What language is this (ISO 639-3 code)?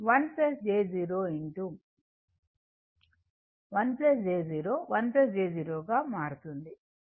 tel